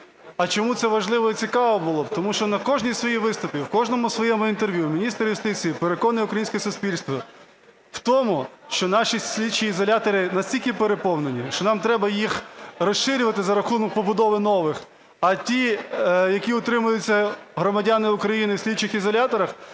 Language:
Ukrainian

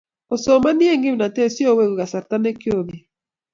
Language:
Kalenjin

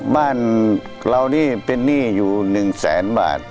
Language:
Thai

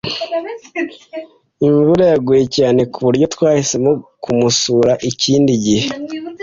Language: Kinyarwanda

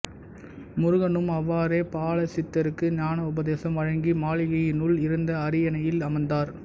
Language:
Tamil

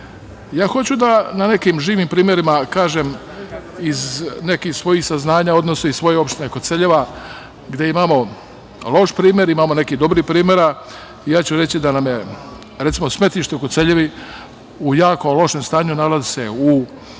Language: Serbian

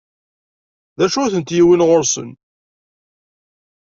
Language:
Kabyle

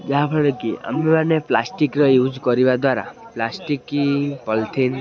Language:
Odia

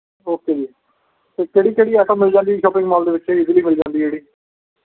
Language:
Punjabi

